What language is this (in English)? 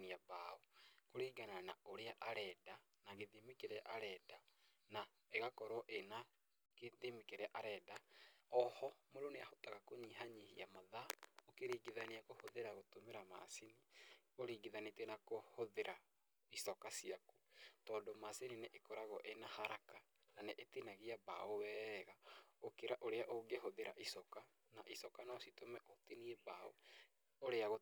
Kikuyu